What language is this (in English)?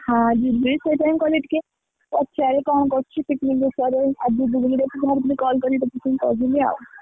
Odia